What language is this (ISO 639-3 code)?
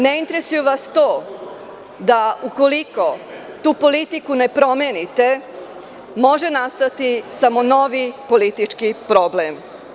srp